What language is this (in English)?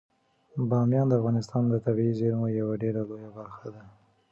Pashto